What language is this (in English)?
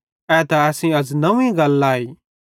Bhadrawahi